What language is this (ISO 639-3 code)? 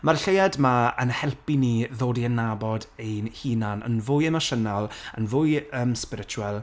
cym